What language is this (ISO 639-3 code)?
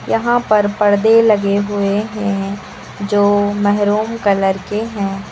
hin